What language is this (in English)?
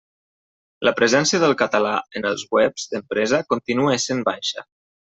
Catalan